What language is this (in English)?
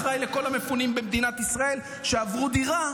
Hebrew